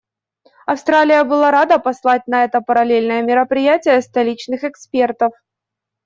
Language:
Russian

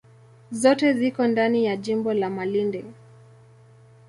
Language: Swahili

